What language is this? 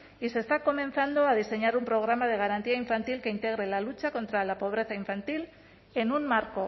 Spanish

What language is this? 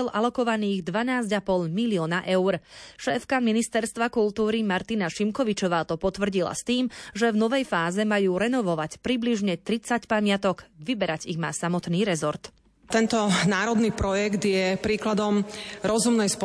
Slovak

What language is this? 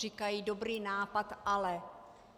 Czech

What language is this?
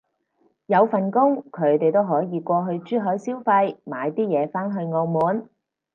Cantonese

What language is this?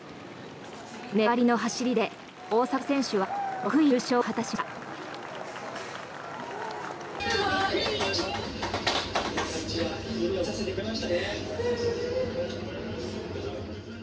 Japanese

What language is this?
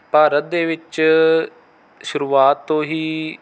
Punjabi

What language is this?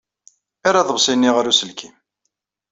Kabyle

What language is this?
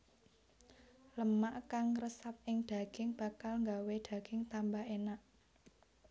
Javanese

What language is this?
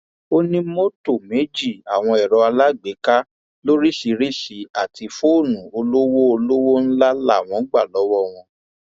Yoruba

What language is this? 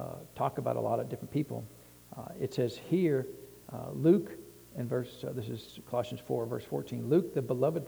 English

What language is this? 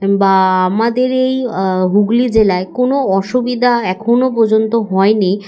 Bangla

